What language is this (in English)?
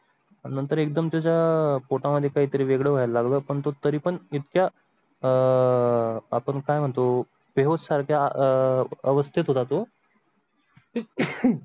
Marathi